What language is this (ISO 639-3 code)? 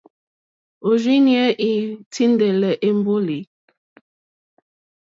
bri